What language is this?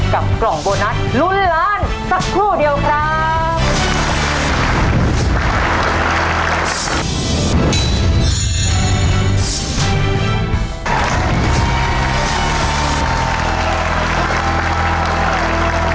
Thai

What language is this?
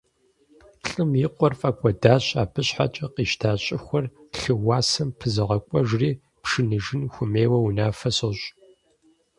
Kabardian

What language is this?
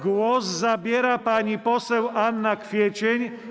Polish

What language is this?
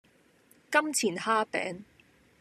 Cantonese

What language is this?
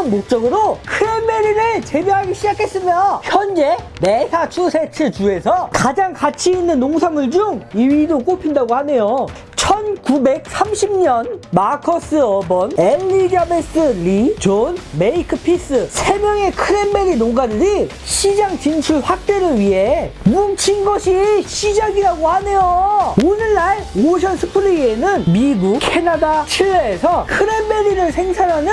Korean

